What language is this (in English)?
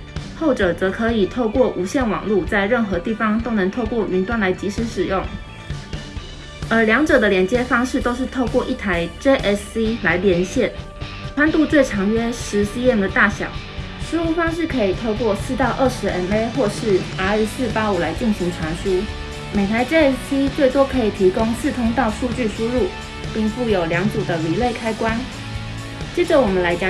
Chinese